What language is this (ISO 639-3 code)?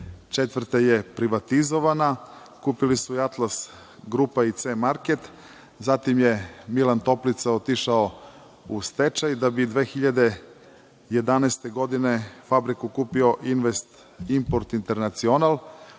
srp